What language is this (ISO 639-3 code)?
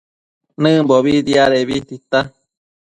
mcf